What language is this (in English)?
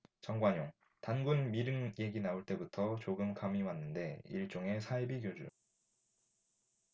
Korean